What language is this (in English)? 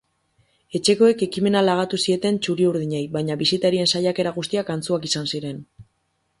Basque